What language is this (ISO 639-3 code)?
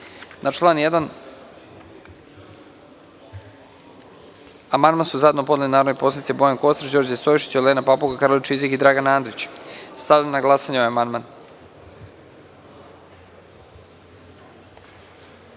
srp